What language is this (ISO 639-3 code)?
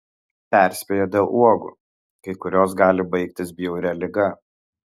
lit